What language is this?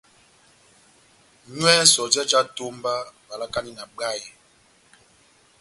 Batanga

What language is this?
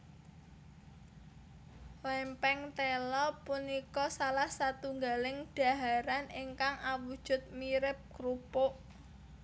Javanese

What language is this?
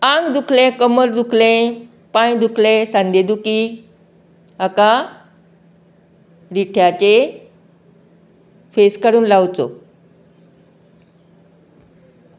Konkani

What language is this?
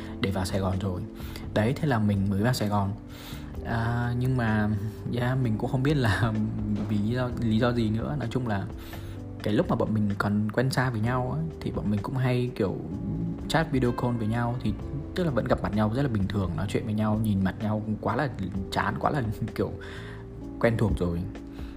Vietnamese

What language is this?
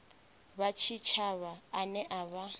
Venda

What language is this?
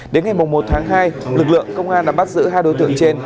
Vietnamese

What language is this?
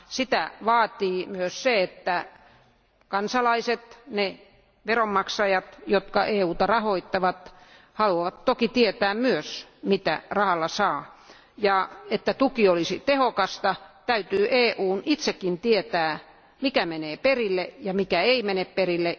Finnish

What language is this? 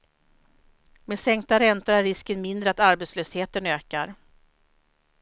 Swedish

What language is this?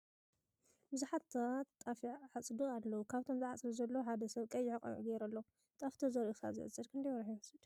Tigrinya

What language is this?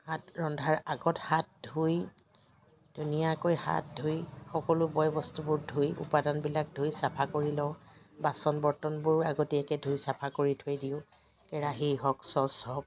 Assamese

